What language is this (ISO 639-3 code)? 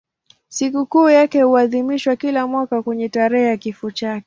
swa